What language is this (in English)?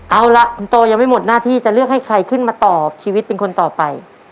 Thai